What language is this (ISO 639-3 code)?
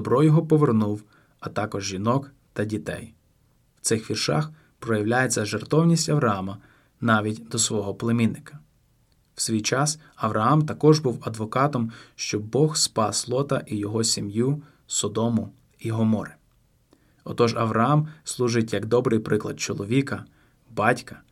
ukr